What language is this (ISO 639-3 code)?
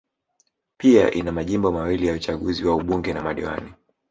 swa